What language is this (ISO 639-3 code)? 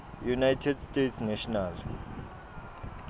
ssw